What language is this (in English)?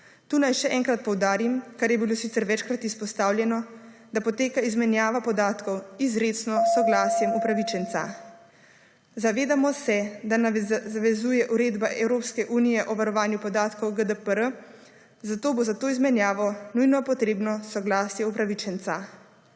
Slovenian